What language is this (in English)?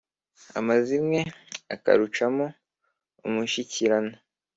Kinyarwanda